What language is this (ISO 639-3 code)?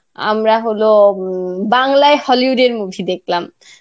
ben